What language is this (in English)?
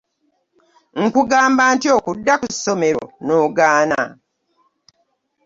Ganda